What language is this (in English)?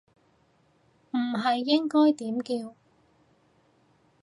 Cantonese